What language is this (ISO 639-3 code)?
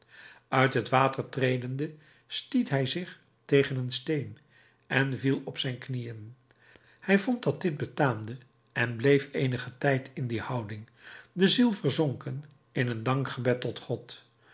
nld